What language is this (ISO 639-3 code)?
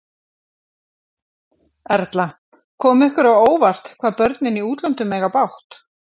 isl